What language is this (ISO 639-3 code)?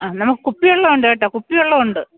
mal